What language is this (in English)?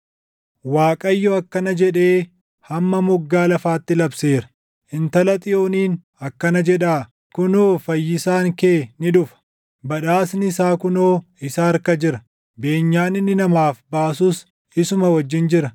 Oromo